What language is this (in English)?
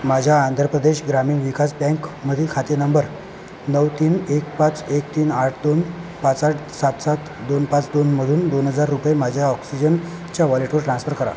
Marathi